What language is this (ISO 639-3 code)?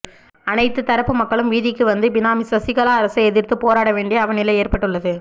tam